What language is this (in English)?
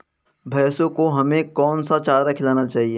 Hindi